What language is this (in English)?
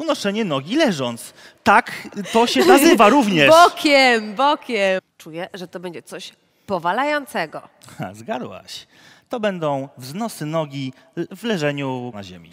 Polish